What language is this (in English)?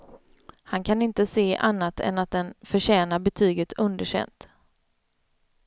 Swedish